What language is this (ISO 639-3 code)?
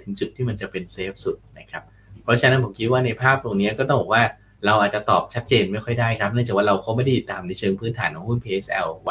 tha